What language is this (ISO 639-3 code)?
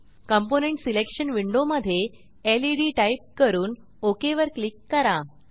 mar